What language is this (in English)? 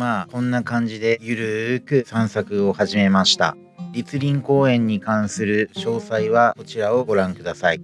Japanese